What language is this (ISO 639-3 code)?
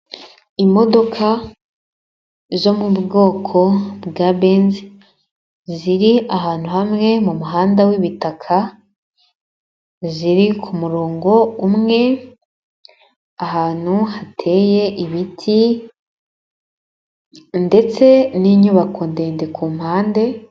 kin